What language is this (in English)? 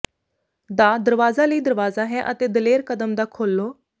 Punjabi